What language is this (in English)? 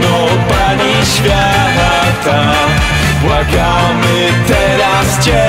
Polish